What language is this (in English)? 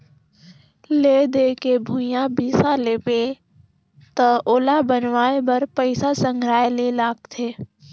Chhattisgarhi